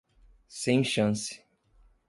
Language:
Portuguese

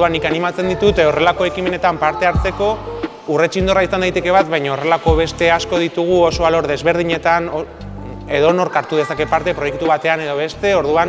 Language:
Spanish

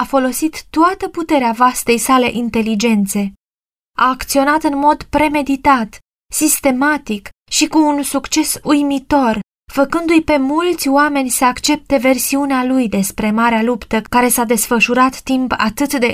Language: Romanian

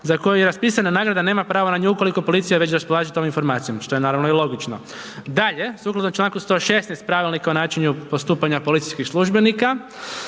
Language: Croatian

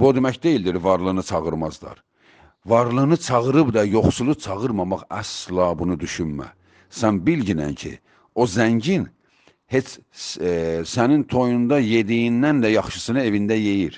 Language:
Turkish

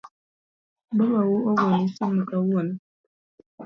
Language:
Luo (Kenya and Tanzania)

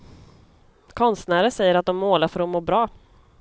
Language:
Swedish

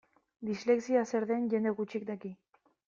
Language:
Basque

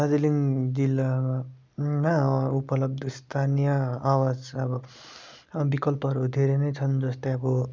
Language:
Nepali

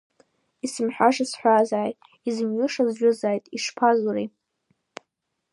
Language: Abkhazian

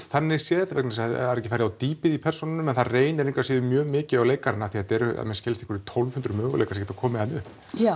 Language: Icelandic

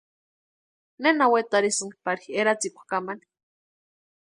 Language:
Western Highland Purepecha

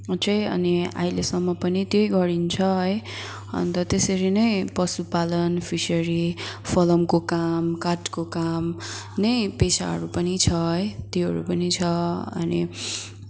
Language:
Nepali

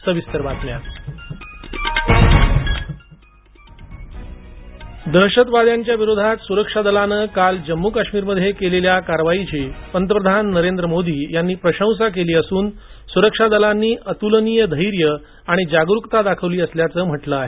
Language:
Marathi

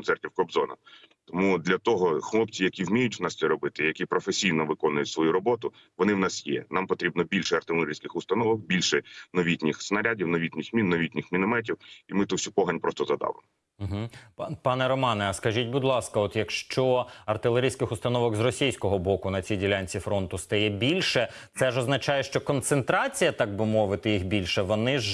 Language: Ukrainian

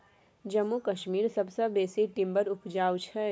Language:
Maithili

